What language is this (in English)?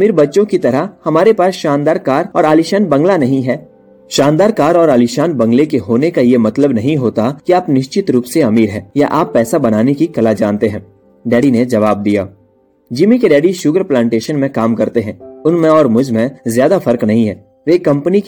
Hindi